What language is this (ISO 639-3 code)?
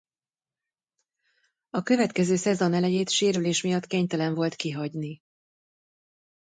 hun